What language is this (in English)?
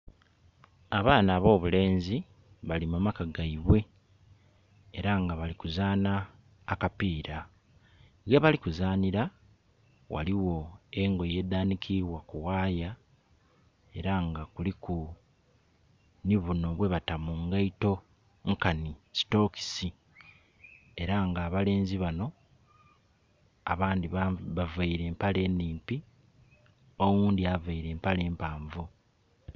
Soga